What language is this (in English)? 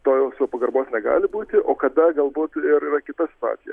Lithuanian